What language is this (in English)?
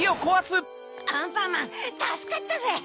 Japanese